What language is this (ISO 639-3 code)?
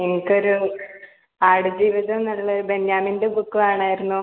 mal